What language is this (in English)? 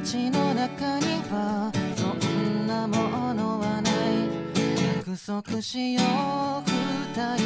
Japanese